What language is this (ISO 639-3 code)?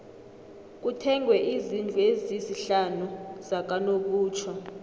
nbl